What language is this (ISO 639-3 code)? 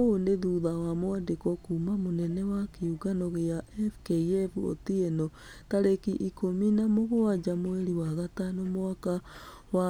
kik